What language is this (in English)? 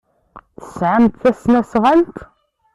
Kabyle